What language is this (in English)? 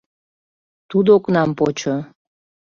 Mari